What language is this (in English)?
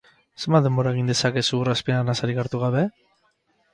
Basque